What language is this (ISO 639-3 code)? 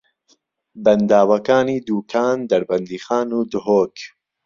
ckb